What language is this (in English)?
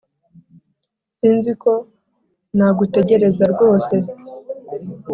Kinyarwanda